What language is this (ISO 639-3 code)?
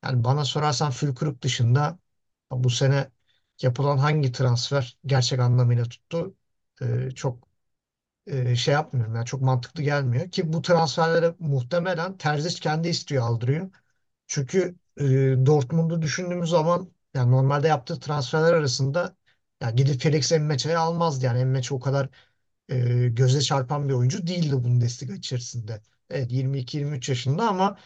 tur